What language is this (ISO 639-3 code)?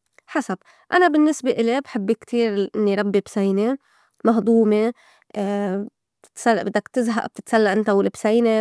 apc